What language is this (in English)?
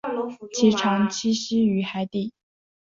Chinese